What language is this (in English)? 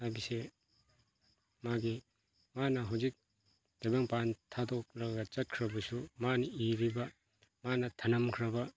Manipuri